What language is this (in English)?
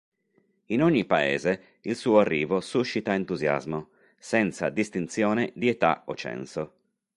Italian